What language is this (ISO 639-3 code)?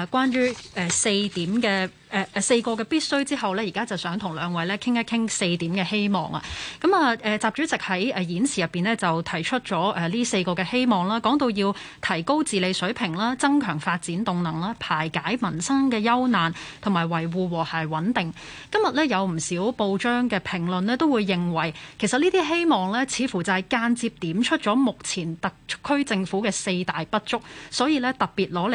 zho